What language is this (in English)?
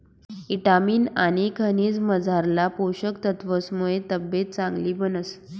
Marathi